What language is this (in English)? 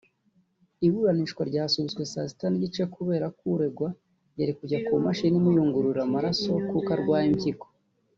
Kinyarwanda